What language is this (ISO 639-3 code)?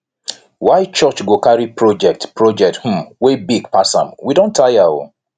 pcm